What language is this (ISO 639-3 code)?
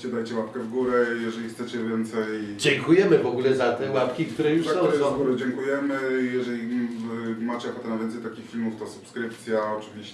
pol